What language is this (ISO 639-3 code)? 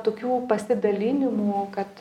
lit